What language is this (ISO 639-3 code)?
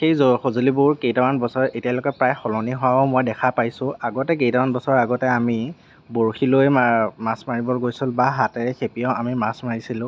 asm